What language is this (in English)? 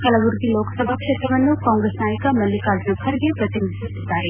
Kannada